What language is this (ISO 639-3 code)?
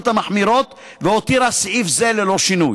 heb